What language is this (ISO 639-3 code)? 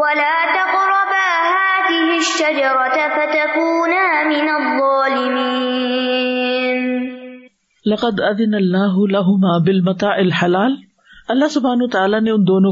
urd